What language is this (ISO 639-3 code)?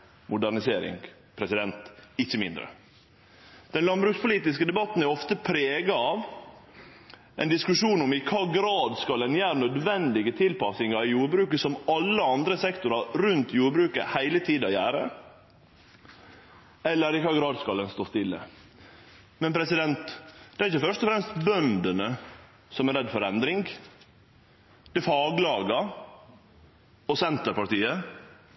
nno